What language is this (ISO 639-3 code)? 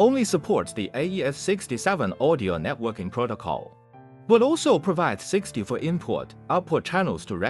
eng